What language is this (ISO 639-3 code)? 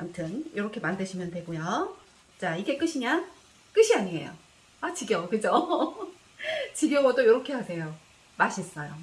kor